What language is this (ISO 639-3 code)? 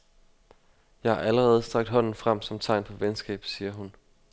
dan